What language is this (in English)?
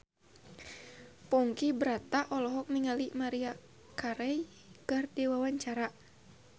Sundanese